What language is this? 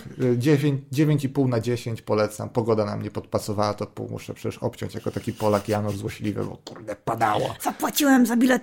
Polish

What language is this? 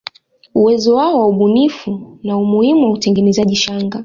Swahili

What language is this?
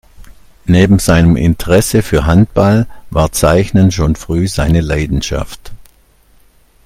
German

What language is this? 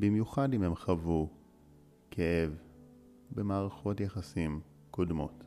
Hebrew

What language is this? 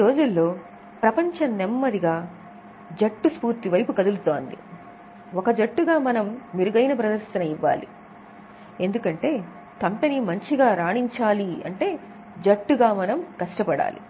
Telugu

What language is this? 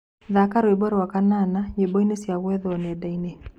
Kikuyu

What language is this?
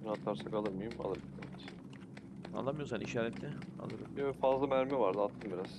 Turkish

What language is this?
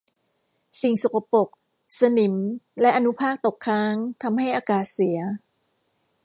Thai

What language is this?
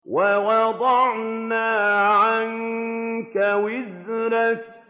Arabic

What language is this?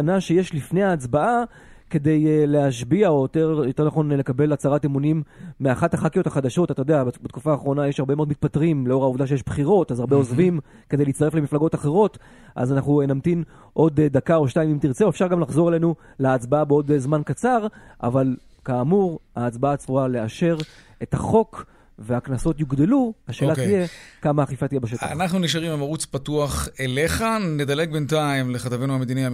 Hebrew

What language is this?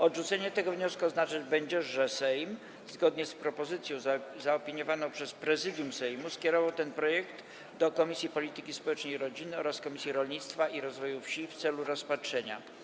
Polish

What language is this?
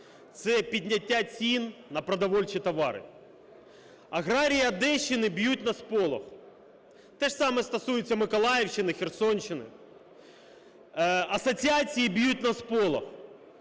Ukrainian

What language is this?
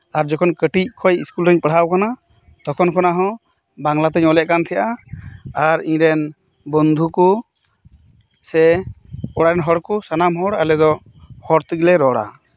Santali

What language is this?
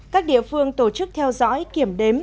Vietnamese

